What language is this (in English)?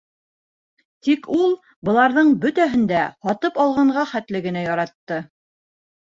Bashkir